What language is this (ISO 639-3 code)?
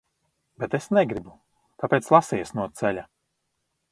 lav